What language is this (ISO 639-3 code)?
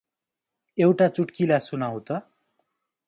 nep